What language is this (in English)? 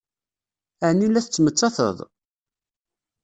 Kabyle